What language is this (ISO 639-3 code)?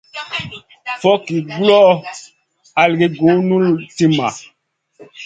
mcn